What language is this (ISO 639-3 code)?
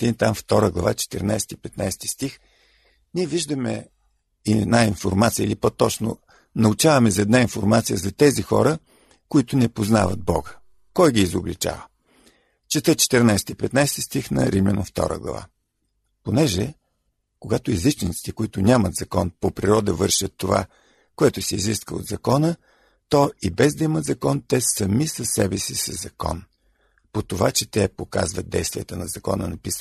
bul